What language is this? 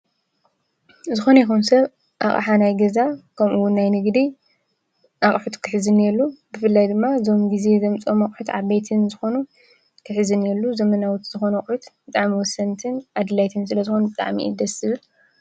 Tigrinya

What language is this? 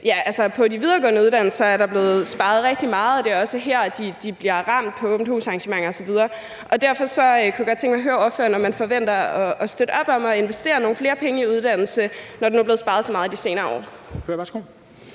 Danish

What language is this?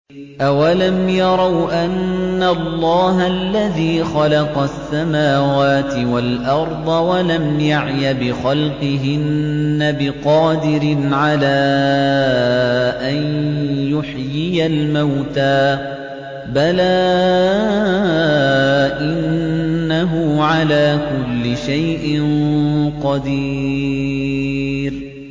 Arabic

